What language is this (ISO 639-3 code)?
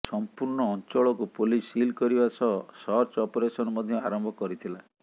ori